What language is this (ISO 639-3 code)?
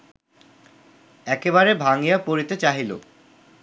ben